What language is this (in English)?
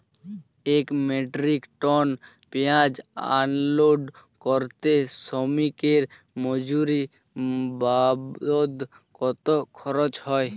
Bangla